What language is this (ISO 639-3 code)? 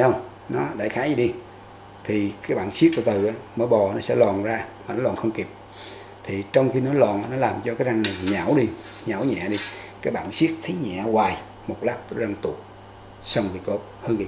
vie